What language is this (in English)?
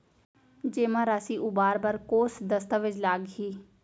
Chhattisgarhi